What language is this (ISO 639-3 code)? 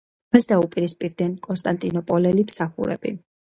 kat